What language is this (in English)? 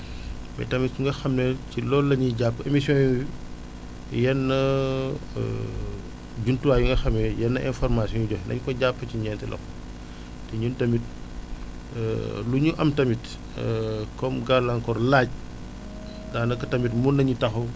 Wolof